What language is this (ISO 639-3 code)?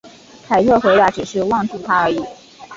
zho